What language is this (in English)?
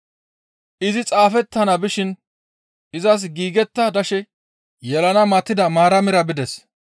Gamo